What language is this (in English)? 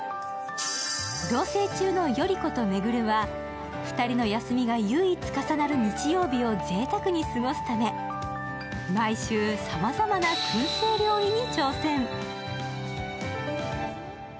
Japanese